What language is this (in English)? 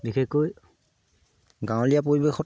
Assamese